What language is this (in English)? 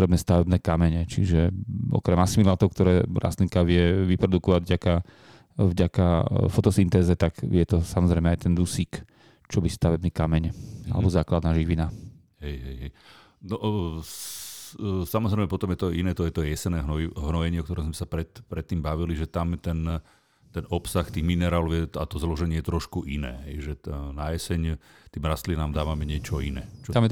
Slovak